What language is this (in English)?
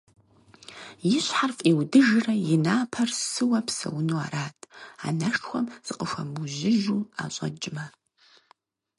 Kabardian